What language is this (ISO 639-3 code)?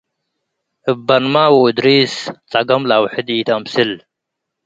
tig